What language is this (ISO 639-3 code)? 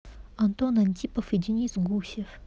rus